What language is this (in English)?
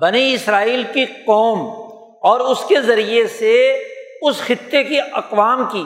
Urdu